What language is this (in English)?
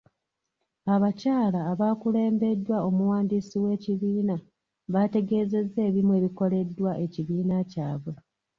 Ganda